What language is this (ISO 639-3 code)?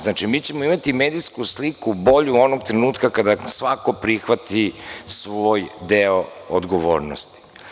srp